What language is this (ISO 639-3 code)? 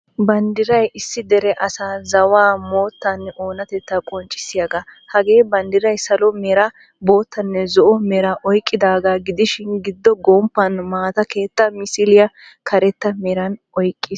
wal